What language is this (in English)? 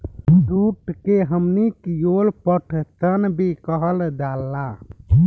Bhojpuri